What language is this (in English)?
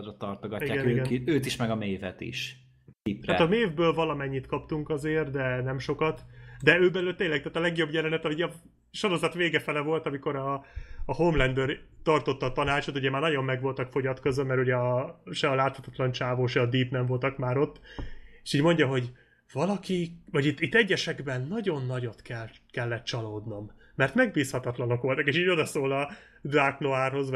Hungarian